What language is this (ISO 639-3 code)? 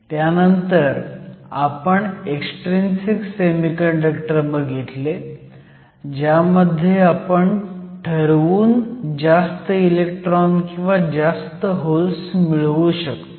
mar